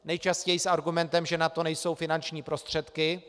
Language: Czech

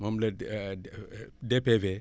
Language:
Wolof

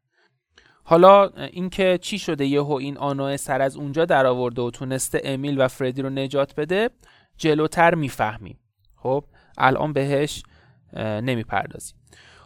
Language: Persian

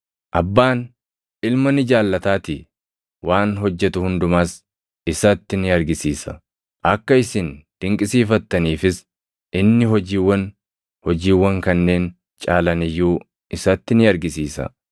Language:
Oromo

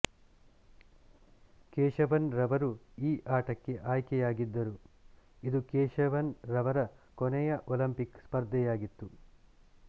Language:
Kannada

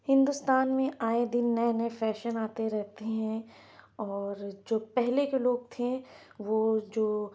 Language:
Urdu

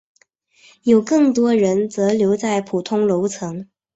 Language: Chinese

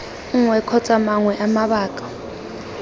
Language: Tswana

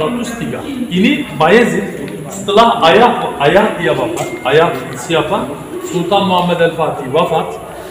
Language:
Turkish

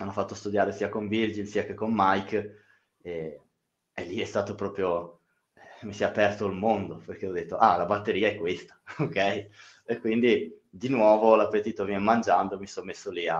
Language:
Italian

